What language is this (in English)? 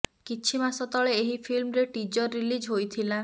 Odia